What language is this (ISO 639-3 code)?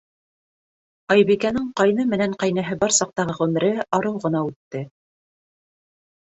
bak